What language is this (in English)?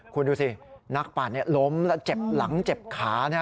Thai